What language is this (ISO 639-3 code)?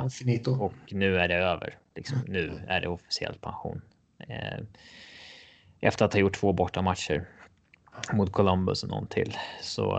swe